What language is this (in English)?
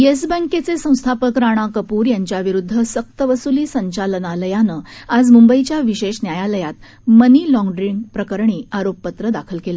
Marathi